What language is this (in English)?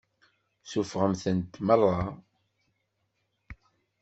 Kabyle